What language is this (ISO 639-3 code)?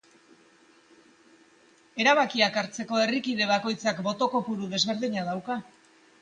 eus